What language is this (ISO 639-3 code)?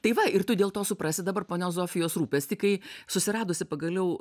lit